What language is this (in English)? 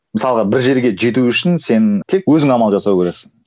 Kazakh